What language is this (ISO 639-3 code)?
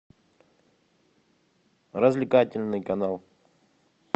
rus